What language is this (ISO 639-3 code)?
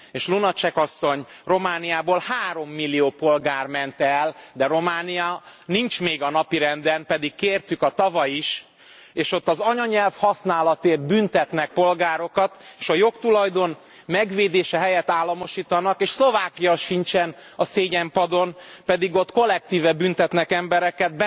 hun